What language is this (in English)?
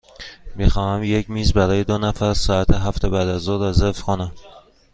Persian